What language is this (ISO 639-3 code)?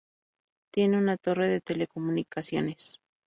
spa